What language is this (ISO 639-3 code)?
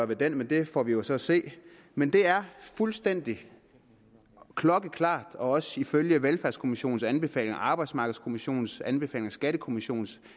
dan